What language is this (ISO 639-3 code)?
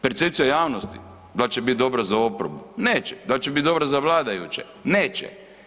hrv